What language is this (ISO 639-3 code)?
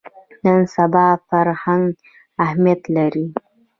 pus